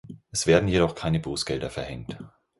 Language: German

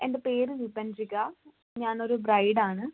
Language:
Malayalam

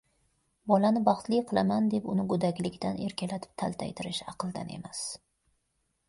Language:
Uzbek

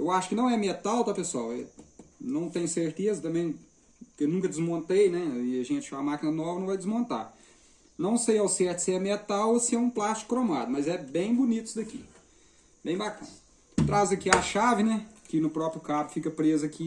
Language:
Portuguese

